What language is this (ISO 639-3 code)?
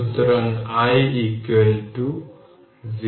ben